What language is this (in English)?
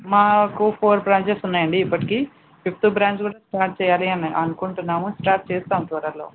Telugu